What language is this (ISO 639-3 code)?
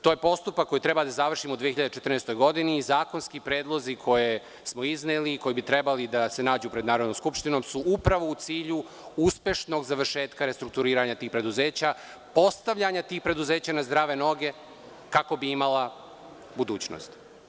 srp